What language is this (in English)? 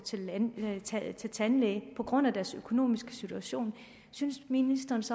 Danish